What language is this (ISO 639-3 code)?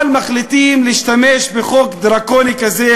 heb